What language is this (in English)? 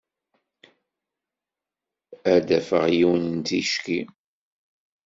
Kabyle